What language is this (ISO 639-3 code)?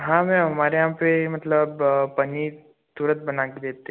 hin